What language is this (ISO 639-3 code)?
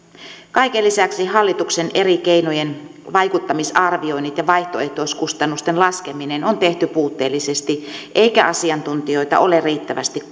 fin